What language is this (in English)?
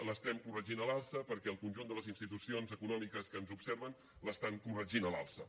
Catalan